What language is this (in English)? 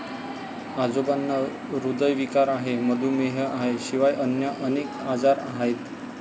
Marathi